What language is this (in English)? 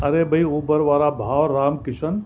Sindhi